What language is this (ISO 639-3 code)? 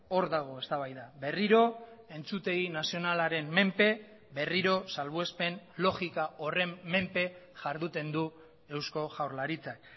eus